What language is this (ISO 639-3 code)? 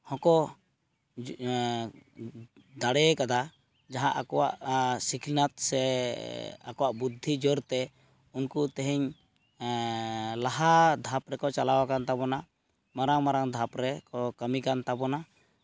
sat